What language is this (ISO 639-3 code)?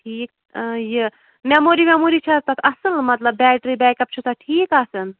kas